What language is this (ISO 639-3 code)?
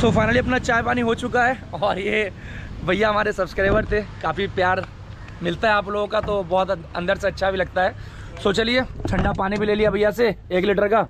hin